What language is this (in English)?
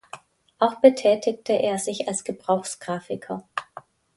German